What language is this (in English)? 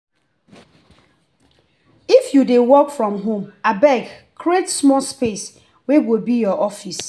Nigerian Pidgin